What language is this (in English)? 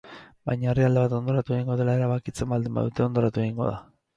Basque